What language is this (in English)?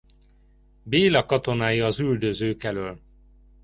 Hungarian